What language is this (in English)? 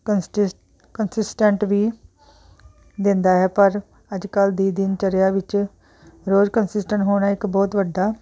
Punjabi